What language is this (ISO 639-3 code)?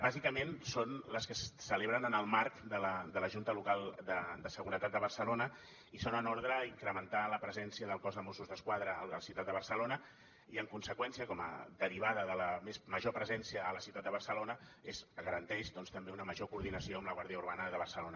cat